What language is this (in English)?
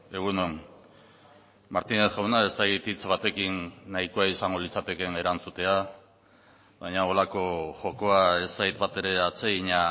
Basque